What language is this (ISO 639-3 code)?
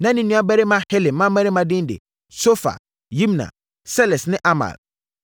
aka